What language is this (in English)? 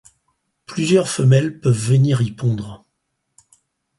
French